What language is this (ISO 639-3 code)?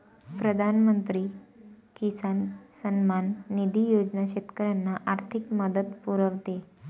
mar